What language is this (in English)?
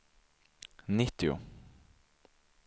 Swedish